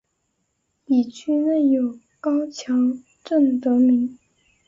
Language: Chinese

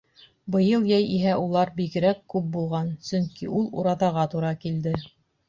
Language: Bashkir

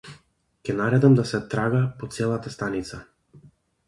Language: Macedonian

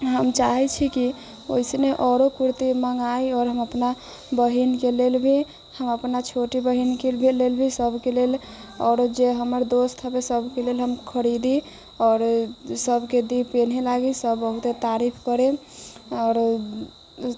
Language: Maithili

